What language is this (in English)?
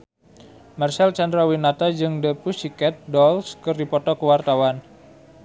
Sundanese